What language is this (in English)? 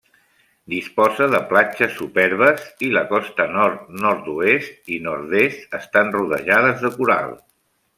Catalan